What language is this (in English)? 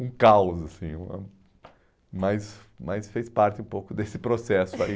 Portuguese